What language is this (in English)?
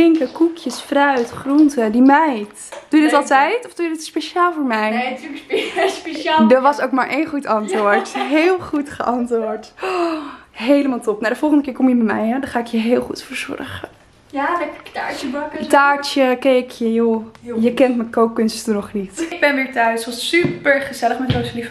Dutch